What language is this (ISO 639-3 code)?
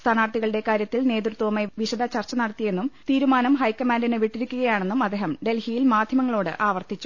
mal